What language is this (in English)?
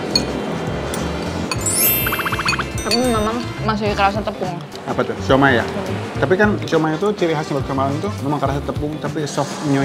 Indonesian